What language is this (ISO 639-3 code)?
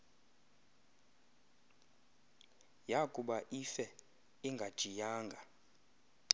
xho